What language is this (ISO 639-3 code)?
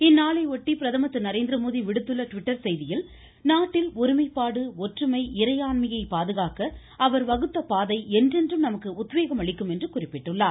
tam